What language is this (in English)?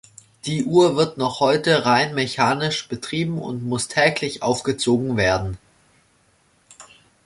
German